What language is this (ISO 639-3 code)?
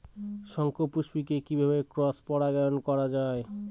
ben